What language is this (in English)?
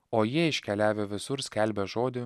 Lithuanian